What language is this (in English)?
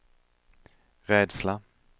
Swedish